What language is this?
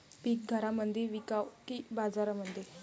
Marathi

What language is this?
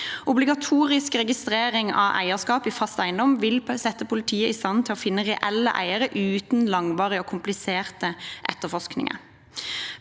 Norwegian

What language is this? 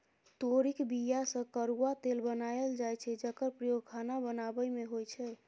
Maithili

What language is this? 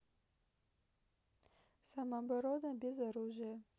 Russian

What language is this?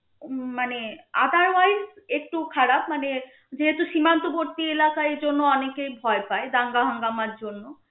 Bangla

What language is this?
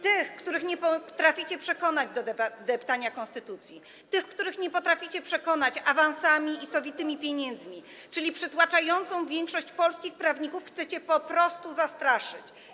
Polish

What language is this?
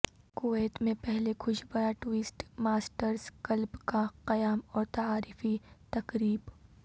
Urdu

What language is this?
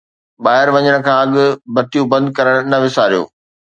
Sindhi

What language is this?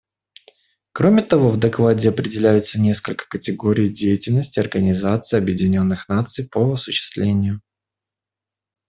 Russian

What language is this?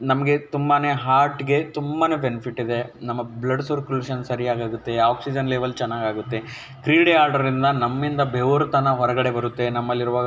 Kannada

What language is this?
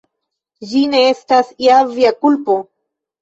Esperanto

